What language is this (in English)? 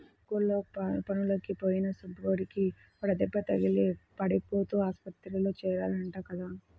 Telugu